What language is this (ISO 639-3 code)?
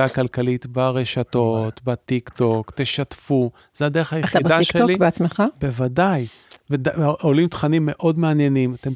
heb